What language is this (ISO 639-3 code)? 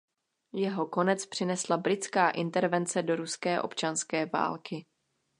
ces